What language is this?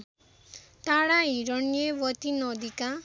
Nepali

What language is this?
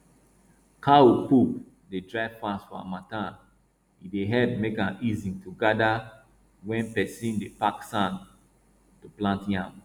Nigerian Pidgin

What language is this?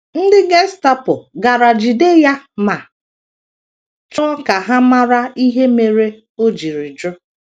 Igbo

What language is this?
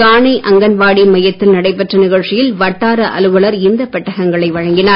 Tamil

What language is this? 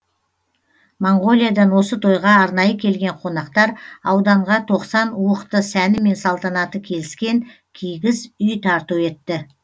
Kazakh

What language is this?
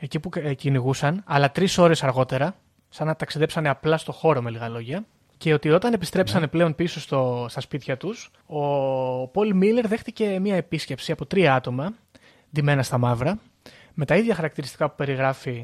Greek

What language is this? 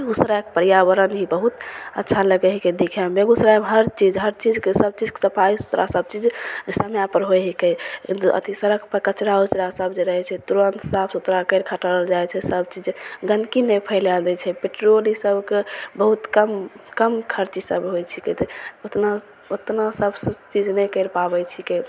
Maithili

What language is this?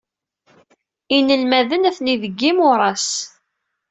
Kabyle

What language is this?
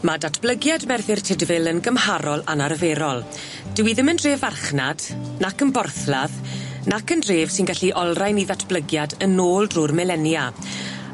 Welsh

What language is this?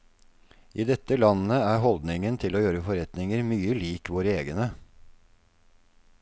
Norwegian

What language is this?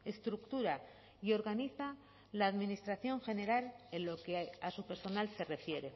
Spanish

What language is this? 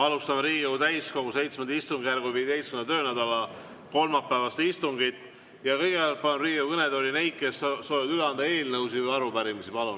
Estonian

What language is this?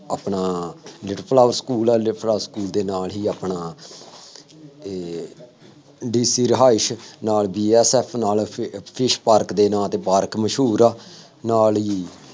Punjabi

